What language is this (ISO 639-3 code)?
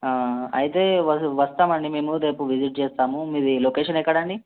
tel